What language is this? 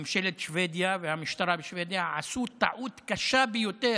Hebrew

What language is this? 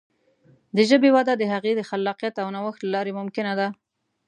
Pashto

